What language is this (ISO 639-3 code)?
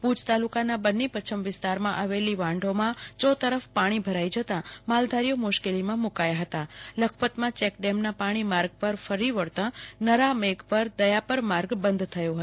guj